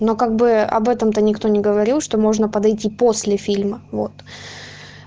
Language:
Russian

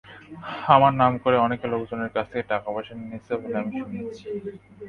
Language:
Bangla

